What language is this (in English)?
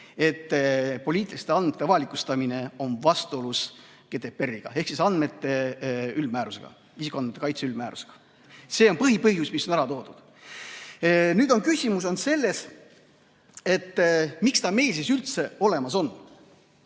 Estonian